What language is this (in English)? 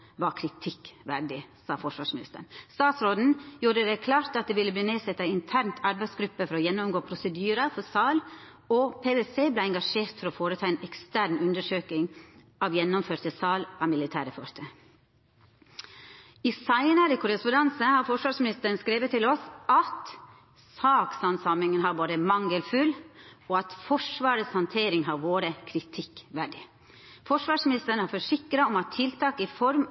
Norwegian Nynorsk